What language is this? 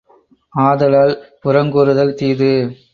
Tamil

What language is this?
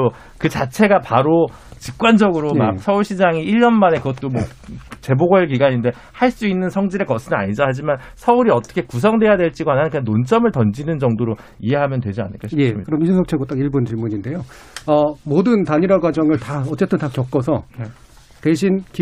Korean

